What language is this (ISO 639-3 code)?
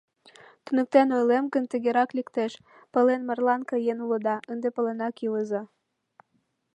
chm